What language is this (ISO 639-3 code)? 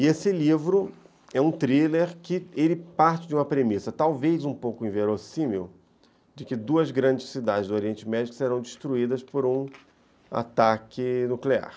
por